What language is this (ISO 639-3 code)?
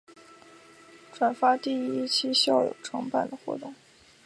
zho